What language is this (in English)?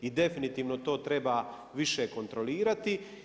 Croatian